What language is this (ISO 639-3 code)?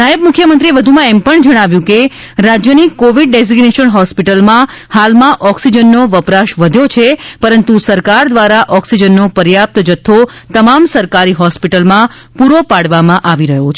guj